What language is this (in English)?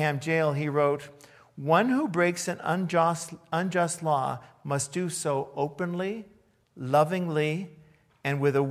English